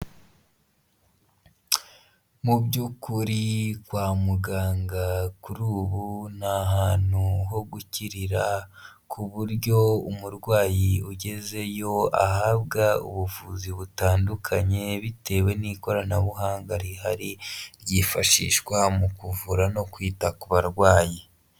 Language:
Kinyarwanda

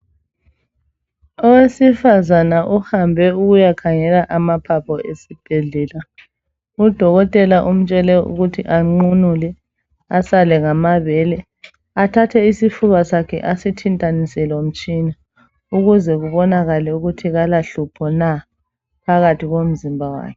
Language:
North Ndebele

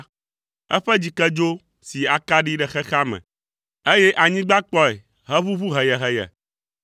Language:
Ewe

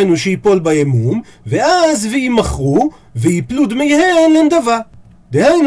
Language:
Hebrew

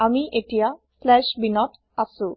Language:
Assamese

